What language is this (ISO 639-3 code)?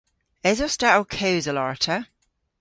cor